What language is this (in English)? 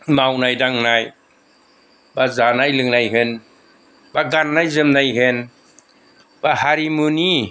Bodo